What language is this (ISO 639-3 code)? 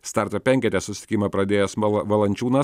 lit